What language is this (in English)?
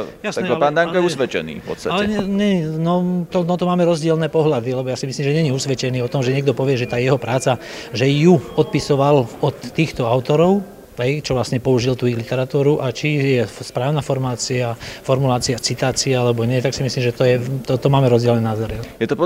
Slovak